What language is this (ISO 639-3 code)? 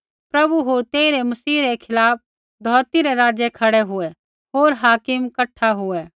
kfx